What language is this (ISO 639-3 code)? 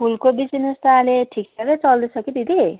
nep